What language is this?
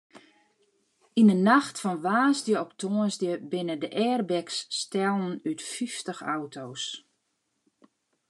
Western Frisian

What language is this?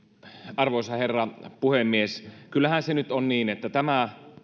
Finnish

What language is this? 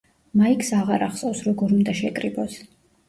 Georgian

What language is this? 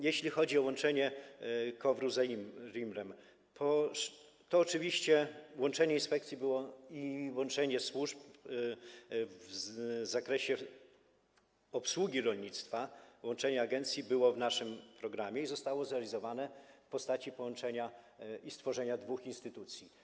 Polish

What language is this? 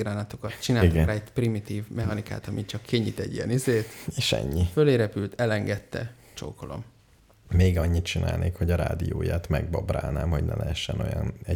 Hungarian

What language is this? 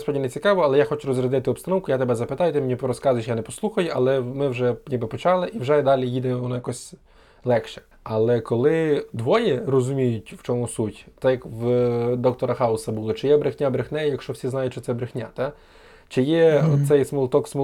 Ukrainian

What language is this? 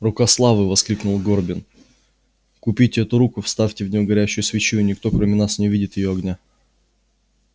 Russian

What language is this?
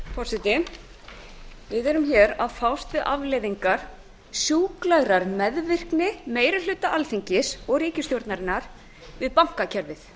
Icelandic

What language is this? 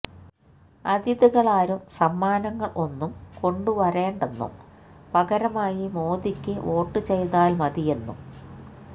Malayalam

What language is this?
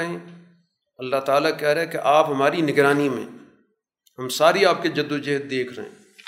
Urdu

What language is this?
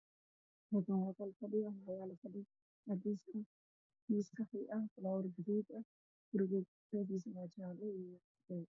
Somali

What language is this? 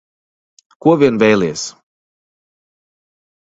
Latvian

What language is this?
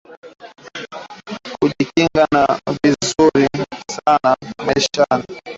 Swahili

